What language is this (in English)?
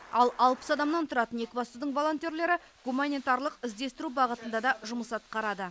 Kazakh